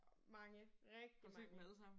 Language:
Danish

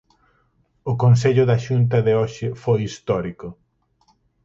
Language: Galician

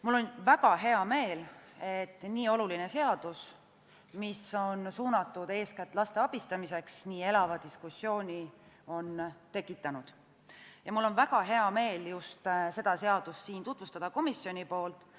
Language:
Estonian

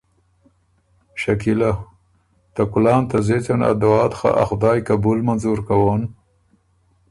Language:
Ormuri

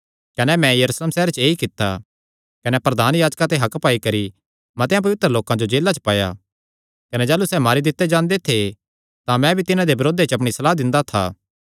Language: Kangri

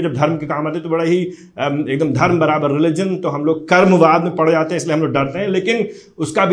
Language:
Hindi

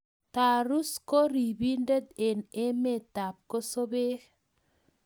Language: Kalenjin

